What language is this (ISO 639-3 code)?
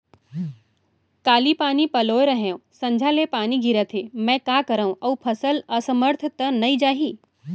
hne